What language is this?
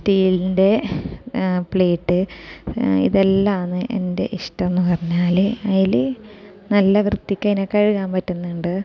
Malayalam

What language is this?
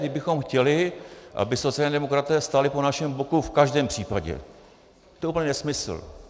Czech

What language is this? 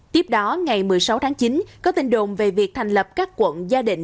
Vietnamese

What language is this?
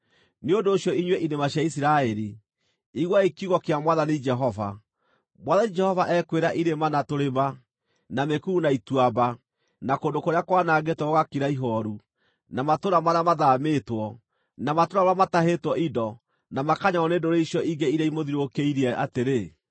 Kikuyu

